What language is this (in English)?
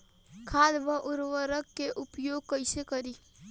Bhojpuri